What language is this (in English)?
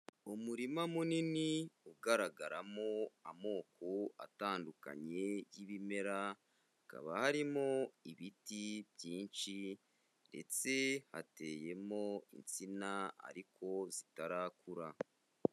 Kinyarwanda